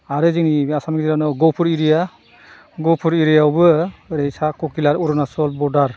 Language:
Bodo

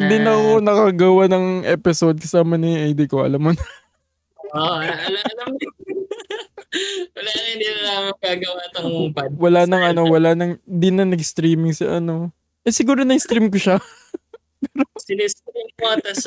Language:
Filipino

